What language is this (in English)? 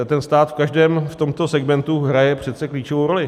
Czech